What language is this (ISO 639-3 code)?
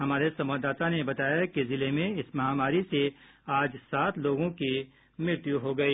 hin